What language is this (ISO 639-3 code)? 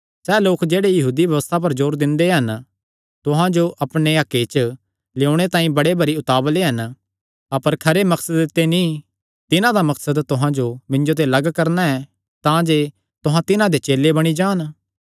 xnr